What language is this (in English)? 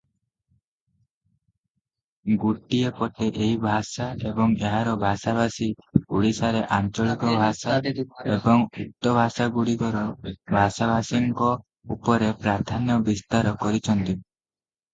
Odia